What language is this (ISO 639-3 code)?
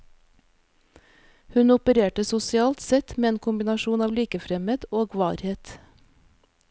nor